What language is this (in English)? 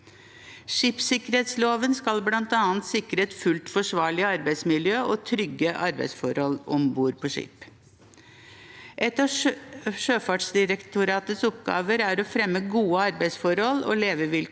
Norwegian